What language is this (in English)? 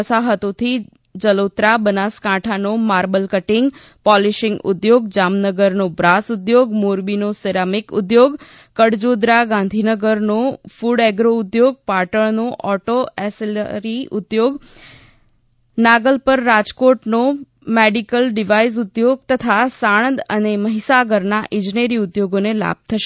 Gujarati